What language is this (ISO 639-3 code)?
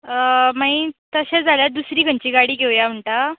kok